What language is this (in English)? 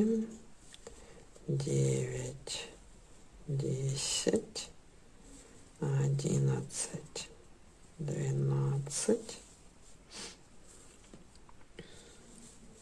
Russian